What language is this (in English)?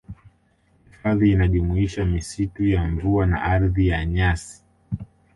Swahili